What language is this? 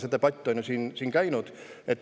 Estonian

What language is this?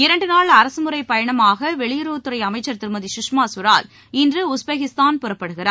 Tamil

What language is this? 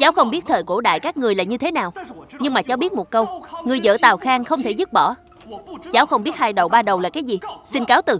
Vietnamese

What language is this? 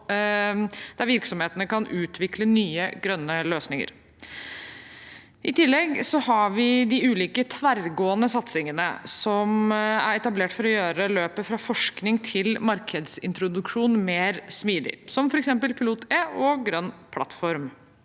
Norwegian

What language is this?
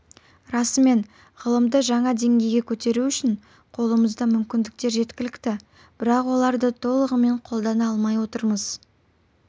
Kazakh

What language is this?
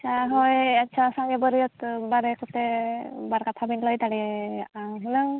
Santali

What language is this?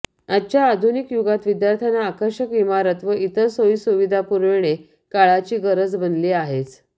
Marathi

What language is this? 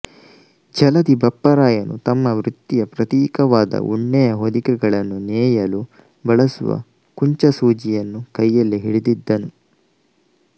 Kannada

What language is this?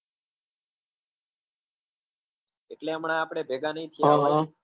Gujarati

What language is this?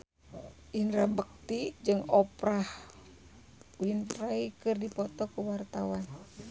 Sundanese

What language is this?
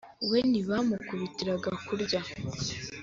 Kinyarwanda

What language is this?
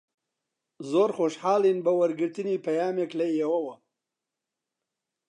Central Kurdish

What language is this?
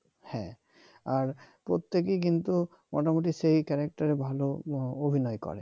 Bangla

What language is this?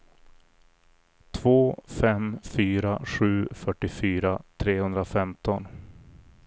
Swedish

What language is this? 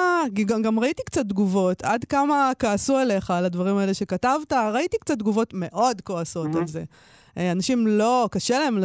Hebrew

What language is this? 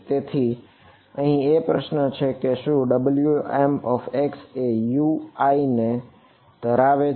Gujarati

